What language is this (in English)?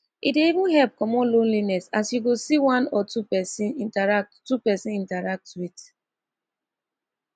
Nigerian Pidgin